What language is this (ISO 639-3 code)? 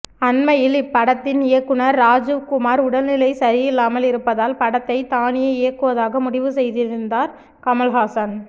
tam